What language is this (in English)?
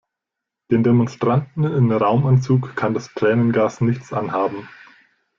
German